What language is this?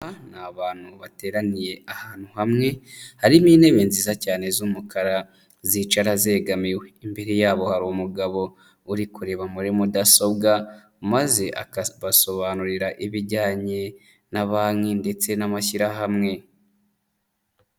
Kinyarwanda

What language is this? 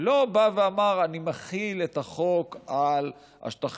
Hebrew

